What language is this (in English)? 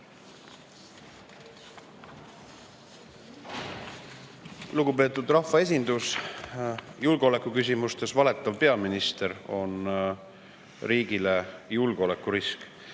Estonian